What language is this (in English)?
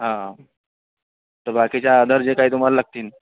Marathi